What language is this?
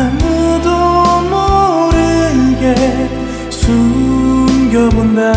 Korean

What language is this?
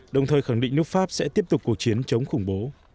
Vietnamese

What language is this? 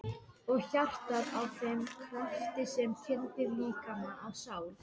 Icelandic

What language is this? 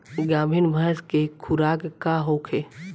Bhojpuri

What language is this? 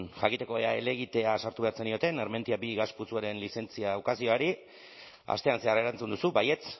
Basque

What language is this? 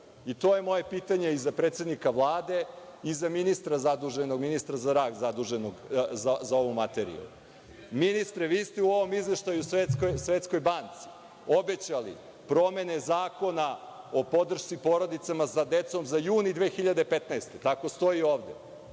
Serbian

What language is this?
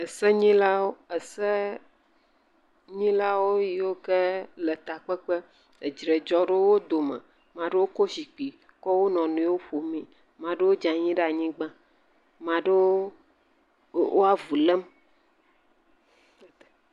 Ewe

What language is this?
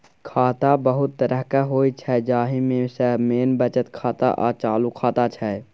Maithili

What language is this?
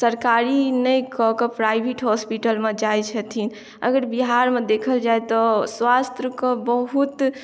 Maithili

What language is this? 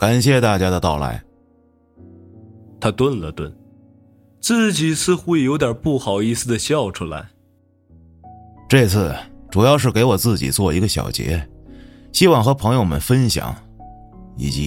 Chinese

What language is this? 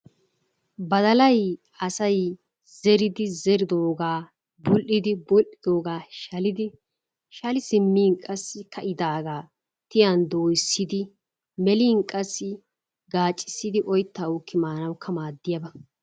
Wolaytta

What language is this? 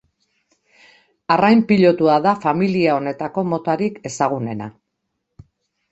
Basque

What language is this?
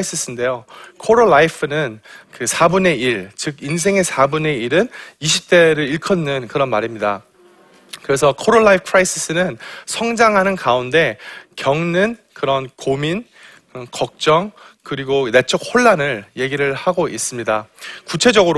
Korean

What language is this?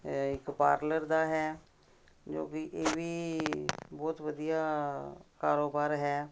Punjabi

